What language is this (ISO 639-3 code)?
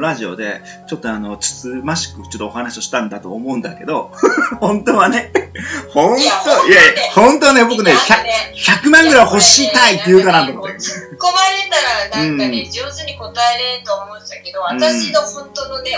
jpn